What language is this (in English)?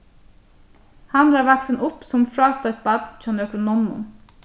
Faroese